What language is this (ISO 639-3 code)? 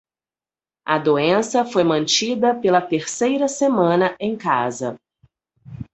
por